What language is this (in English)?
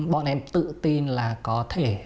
Vietnamese